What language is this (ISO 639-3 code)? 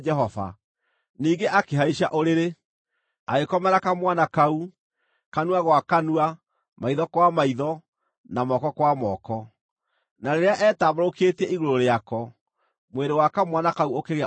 kik